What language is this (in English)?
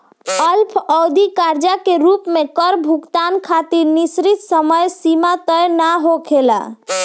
Bhojpuri